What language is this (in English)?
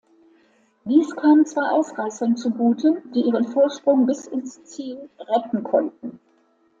German